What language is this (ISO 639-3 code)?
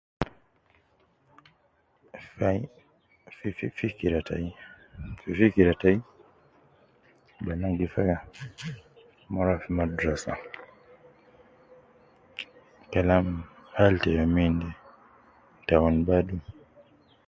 kcn